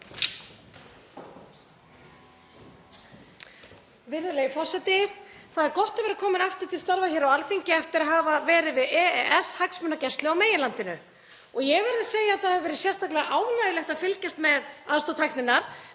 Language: Icelandic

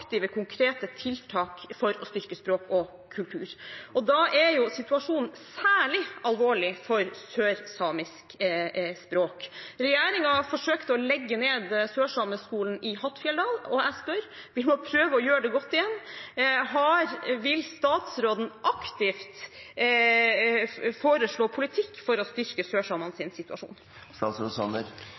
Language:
Norwegian Bokmål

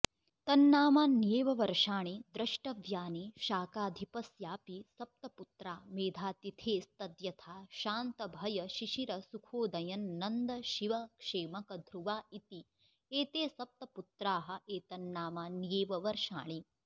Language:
Sanskrit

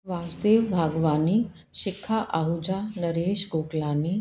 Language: Sindhi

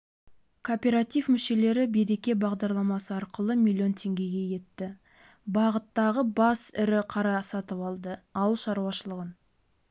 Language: Kazakh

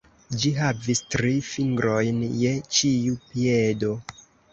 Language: Esperanto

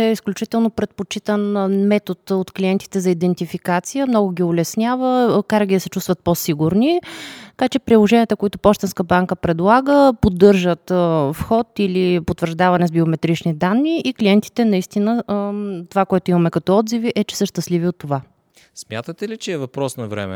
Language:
Bulgarian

